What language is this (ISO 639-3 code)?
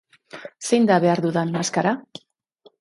eus